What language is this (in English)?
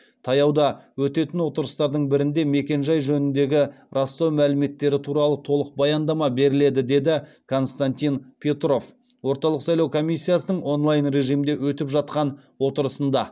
Kazakh